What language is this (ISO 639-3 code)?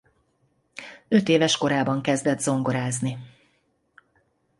hun